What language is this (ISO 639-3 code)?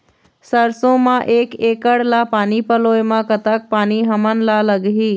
hne